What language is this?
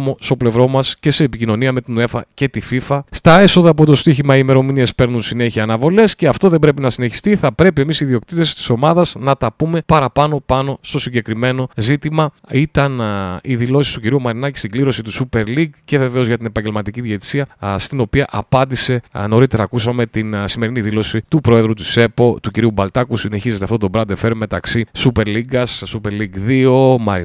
Greek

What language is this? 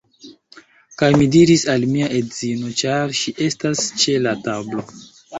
Esperanto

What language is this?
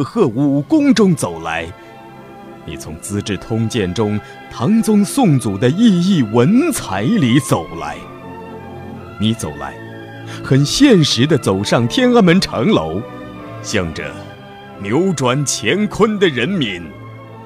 Chinese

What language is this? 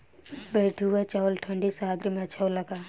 Bhojpuri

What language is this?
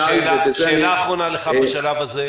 Hebrew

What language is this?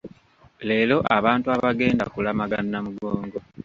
Ganda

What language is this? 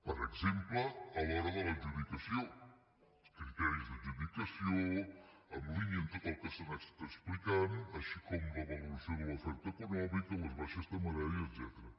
Catalan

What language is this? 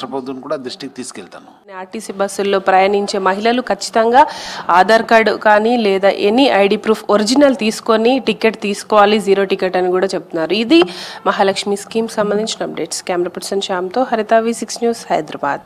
Telugu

